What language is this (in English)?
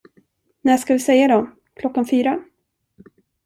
Swedish